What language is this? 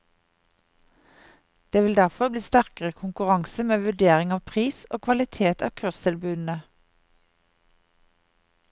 Norwegian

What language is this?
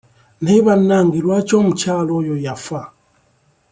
Ganda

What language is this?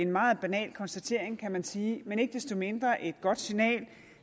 Danish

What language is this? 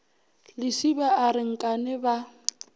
Northern Sotho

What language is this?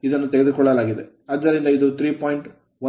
Kannada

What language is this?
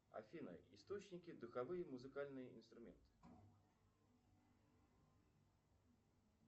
Russian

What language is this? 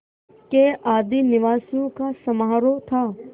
Hindi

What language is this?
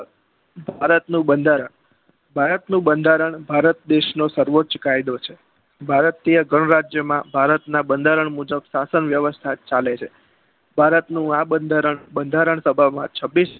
Gujarati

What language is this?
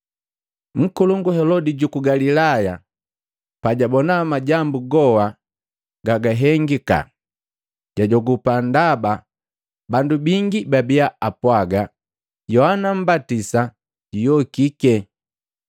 Matengo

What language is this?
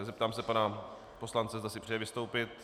Czech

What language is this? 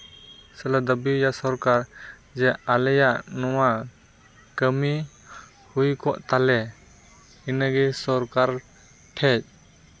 Santali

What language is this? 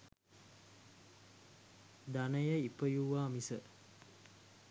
Sinhala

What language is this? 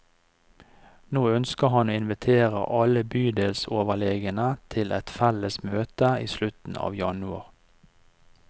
Norwegian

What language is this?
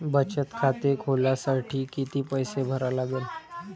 Marathi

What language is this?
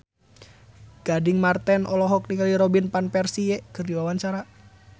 Sundanese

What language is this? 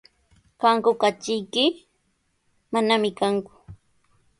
Sihuas Ancash Quechua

